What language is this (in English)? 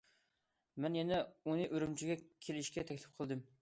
Uyghur